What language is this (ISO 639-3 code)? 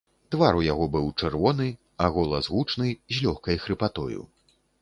bel